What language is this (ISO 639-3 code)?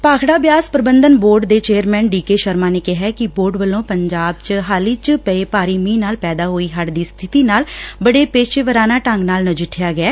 pan